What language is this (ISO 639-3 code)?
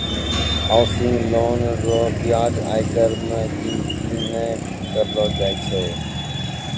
mai